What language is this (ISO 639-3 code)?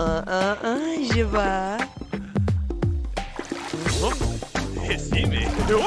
fra